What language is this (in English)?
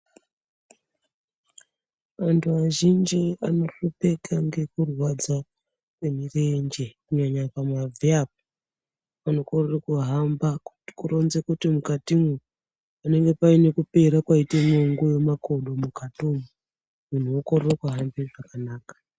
Ndau